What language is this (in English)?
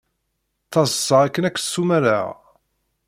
Kabyle